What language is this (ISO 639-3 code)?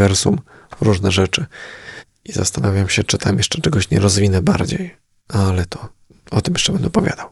pol